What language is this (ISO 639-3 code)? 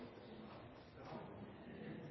nob